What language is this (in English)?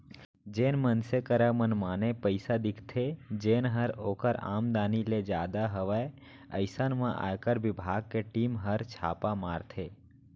Chhattisgarhi